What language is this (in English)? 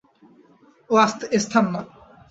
Bangla